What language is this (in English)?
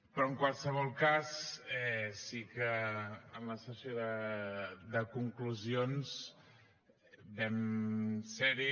Catalan